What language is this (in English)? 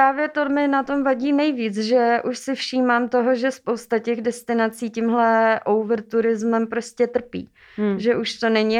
Czech